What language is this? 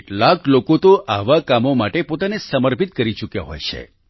Gujarati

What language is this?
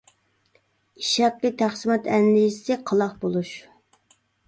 Uyghur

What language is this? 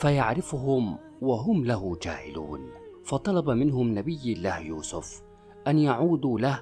Arabic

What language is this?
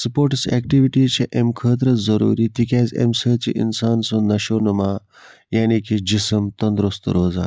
Kashmiri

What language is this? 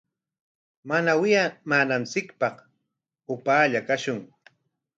Corongo Ancash Quechua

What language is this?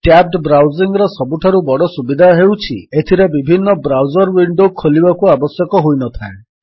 Odia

